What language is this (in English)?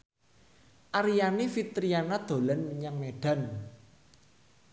Javanese